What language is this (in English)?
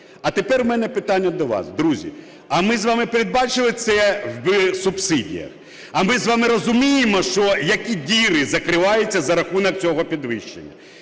Ukrainian